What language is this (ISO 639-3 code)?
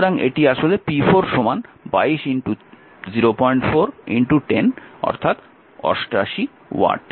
ben